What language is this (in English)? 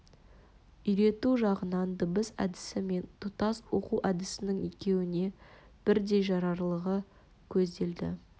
Kazakh